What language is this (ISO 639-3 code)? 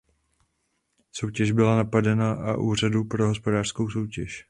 ces